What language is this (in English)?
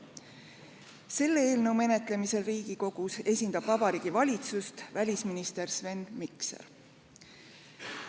Estonian